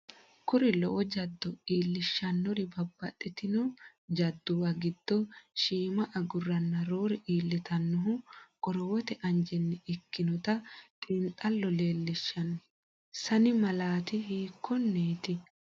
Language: Sidamo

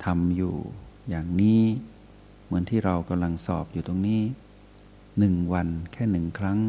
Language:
Thai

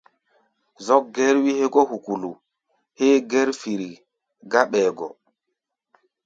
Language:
Gbaya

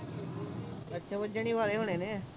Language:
Punjabi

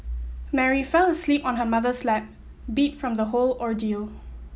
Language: English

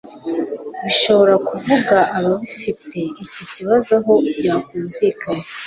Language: Kinyarwanda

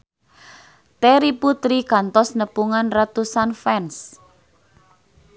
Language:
Sundanese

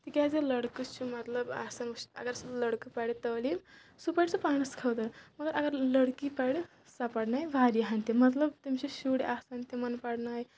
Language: Kashmiri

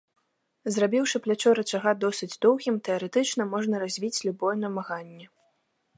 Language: Belarusian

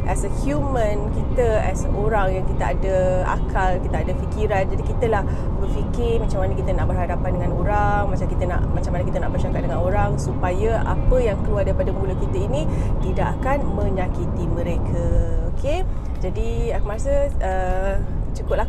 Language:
Malay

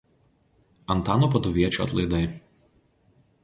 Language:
Lithuanian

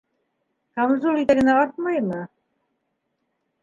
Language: Bashkir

